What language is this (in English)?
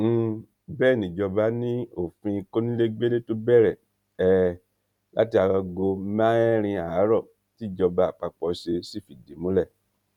Yoruba